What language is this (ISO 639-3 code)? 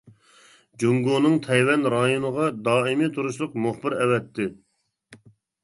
uig